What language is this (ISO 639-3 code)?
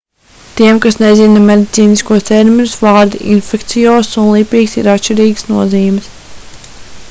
lav